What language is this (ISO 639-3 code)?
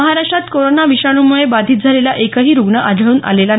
mar